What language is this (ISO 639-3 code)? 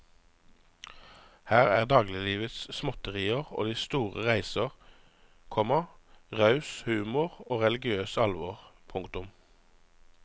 nor